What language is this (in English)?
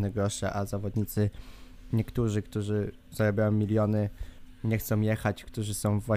Polish